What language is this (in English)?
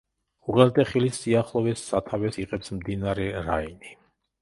Georgian